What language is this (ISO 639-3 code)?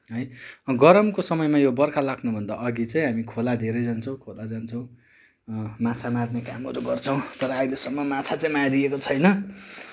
nep